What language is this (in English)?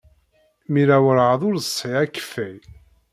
Kabyle